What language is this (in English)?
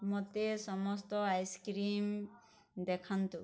Odia